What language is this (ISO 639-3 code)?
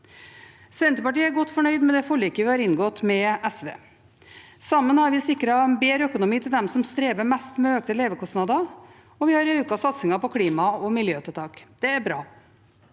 nor